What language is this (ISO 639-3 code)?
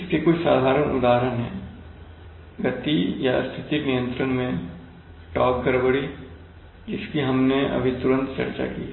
hin